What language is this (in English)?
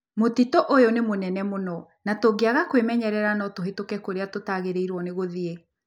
Kikuyu